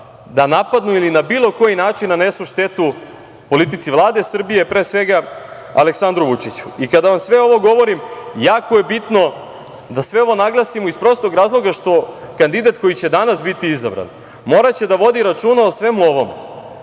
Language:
Serbian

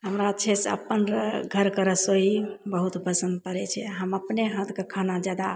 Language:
Maithili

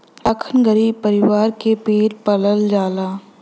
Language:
Bhojpuri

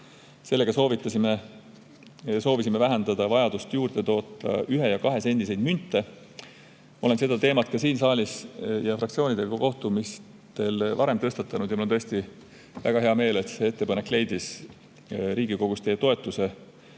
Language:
Estonian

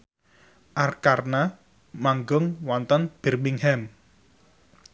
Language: Javanese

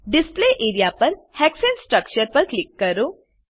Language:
Gujarati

